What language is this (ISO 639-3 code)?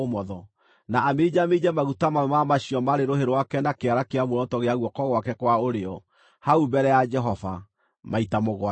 kik